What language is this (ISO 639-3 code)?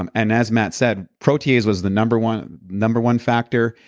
eng